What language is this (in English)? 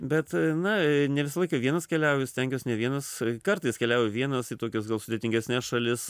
Lithuanian